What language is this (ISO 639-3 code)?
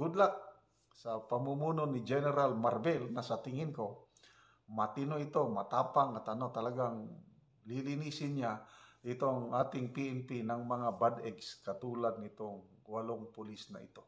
fil